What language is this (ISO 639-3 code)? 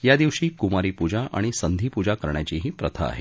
mar